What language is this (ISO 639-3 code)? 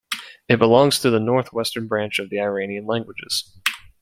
eng